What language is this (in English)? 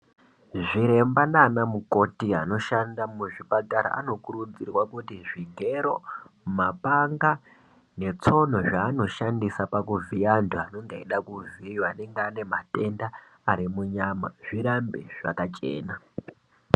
Ndau